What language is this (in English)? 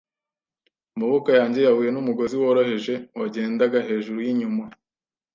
Kinyarwanda